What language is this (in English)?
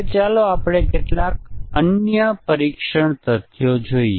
Gujarati